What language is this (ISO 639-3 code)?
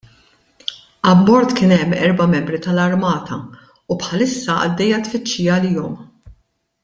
mlt